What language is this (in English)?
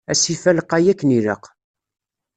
Kabyle